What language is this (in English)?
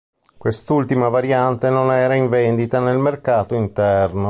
Italian